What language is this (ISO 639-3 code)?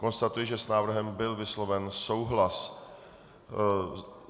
ces